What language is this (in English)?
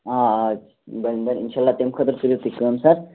Kashmiri